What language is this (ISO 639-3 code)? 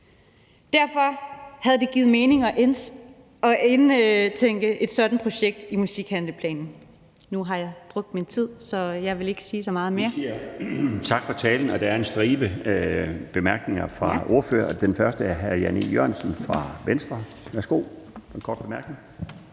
dan